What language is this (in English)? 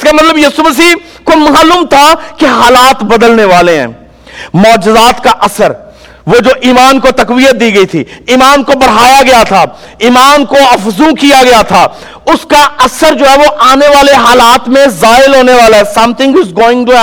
Urdu